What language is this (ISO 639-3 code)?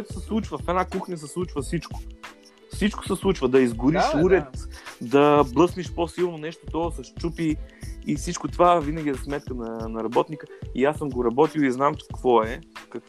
bul